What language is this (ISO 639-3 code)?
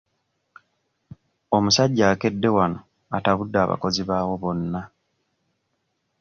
lug